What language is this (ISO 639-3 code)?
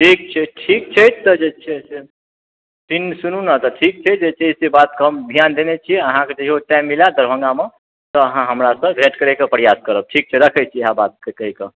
mai